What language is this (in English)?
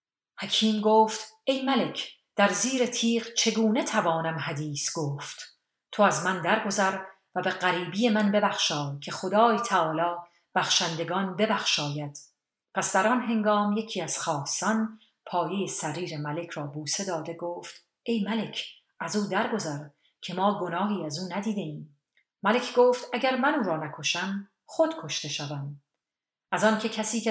Persian